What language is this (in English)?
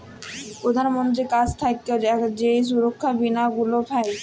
Bangla